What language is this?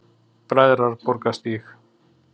Icelandic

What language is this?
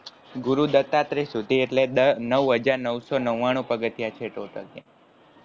Gujarati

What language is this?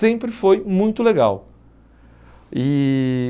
Portuguese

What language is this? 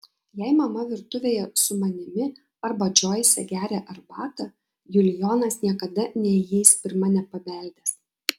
Lithuanian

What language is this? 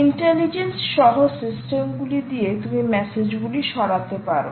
Bangla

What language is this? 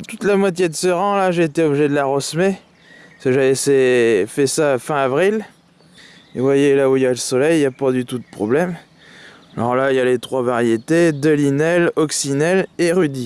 French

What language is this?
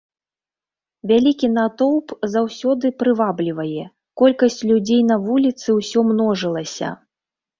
Belarusian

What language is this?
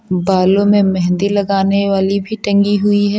Hindi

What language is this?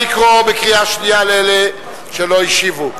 Hebrew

